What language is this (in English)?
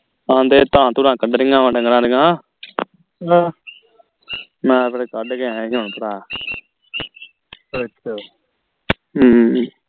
Punjabi